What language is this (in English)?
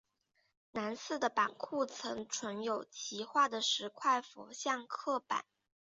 Chinese